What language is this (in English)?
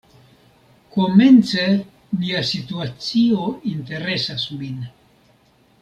Esperanto